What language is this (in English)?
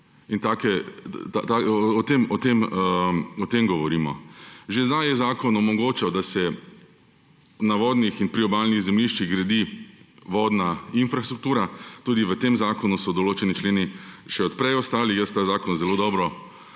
Slovenian